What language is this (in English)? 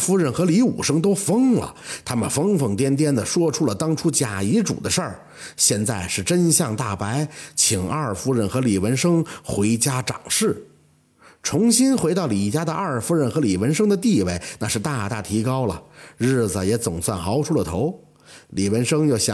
Chinese